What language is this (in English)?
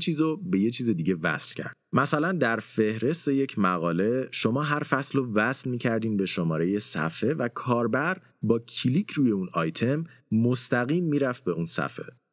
Persian